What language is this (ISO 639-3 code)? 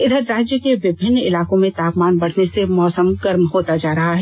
hin